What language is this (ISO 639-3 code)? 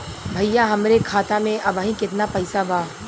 bho